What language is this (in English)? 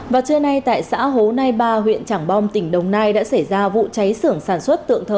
Vietnamese